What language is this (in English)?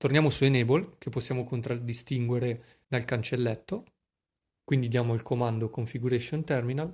Italian